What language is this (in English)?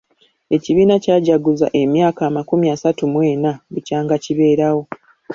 Ganda